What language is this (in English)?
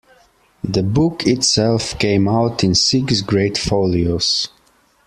English